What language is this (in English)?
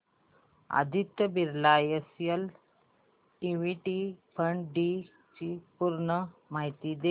Marathi